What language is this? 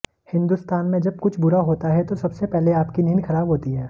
Hindi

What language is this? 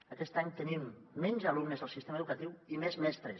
Catalan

